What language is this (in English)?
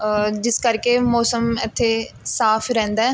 Punjabi